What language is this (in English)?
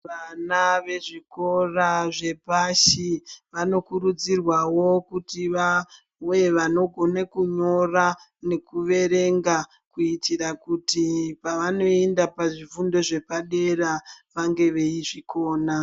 Ndau